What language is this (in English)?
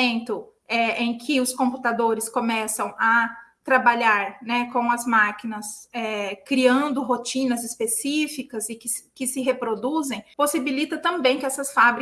Portuguese